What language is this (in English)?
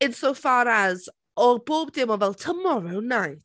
Welsh